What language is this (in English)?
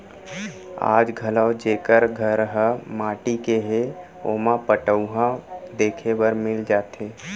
Chhattisgarhi